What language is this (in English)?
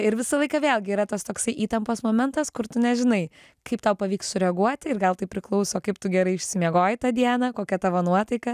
Lithuanian